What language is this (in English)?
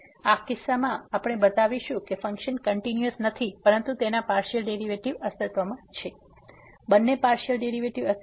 Gujarati